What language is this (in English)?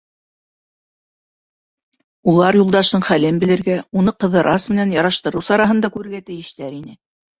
Bashkir